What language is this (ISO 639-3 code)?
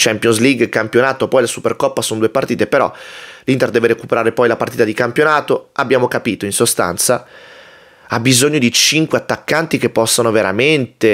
ita